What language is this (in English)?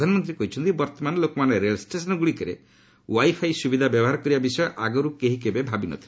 Odia